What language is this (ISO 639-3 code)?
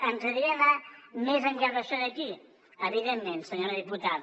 cat